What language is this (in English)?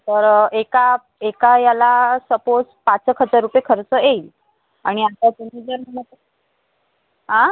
Marathi